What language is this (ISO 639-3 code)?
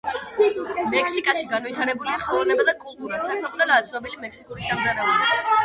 kat